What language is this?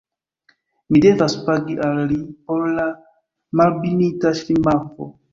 Esperanto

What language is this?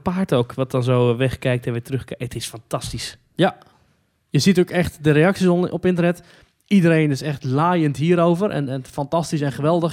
Dutch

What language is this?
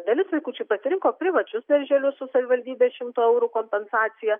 Lithuanian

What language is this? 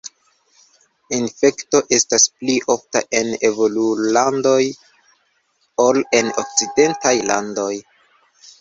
Esperanto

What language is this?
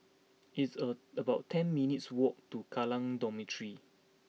English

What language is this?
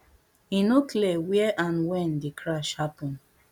Nigerian Pidgin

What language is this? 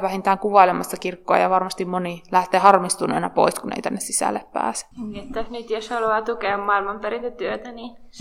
Finnish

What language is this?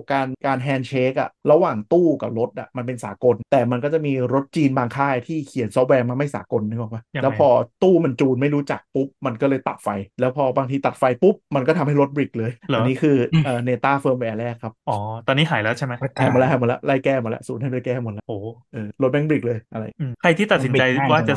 Thai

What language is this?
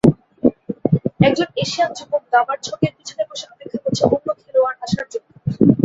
Bangla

